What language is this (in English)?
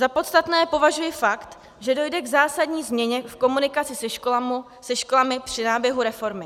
Czech